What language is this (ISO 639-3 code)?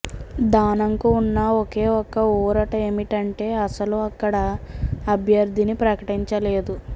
tel